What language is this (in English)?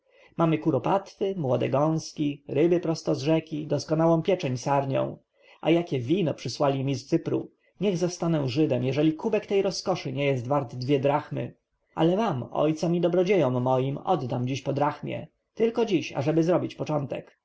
Polish